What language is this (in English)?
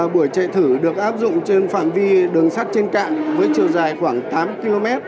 Vietnamese